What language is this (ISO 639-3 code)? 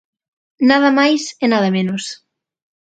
glg